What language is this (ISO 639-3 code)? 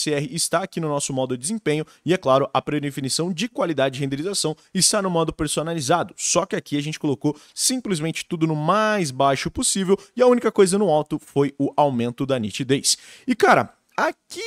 por